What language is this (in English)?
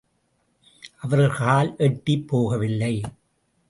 Tamil